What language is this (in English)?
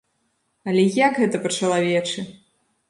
Belarusian